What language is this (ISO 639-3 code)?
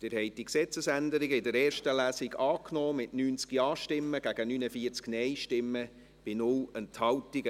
gsw